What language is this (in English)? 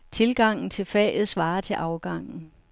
Danish